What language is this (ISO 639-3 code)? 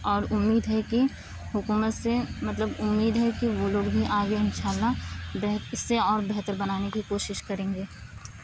urd